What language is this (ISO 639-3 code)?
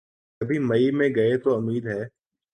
urd